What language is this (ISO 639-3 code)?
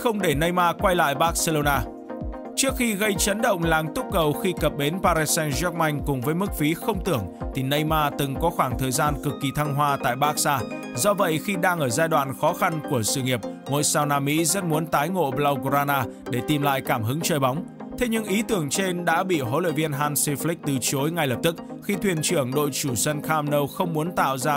vie